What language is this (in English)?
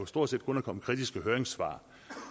Danish